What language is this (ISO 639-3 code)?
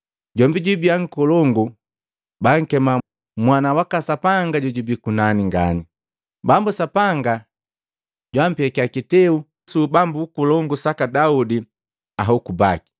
mgv